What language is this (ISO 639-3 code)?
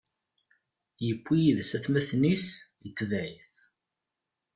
kab